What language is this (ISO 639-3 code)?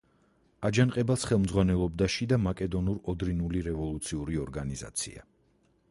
kat